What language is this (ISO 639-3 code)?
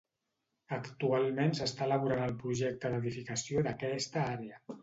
cat